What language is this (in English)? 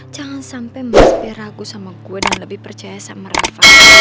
Indonesian